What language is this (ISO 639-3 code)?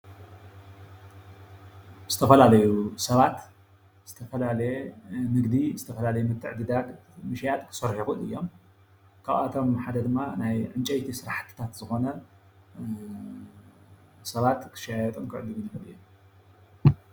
tir